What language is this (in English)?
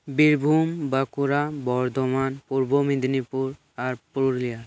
Santali